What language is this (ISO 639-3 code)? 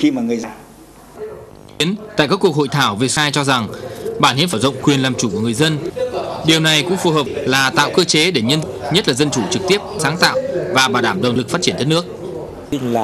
vie